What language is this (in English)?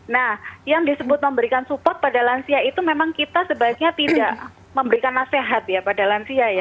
Indonesian